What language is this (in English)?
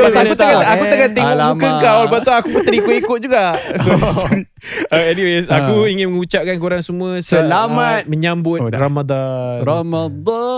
Malay